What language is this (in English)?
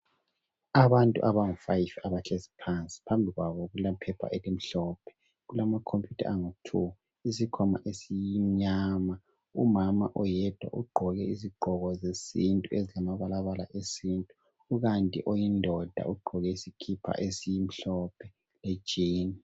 North Ndebele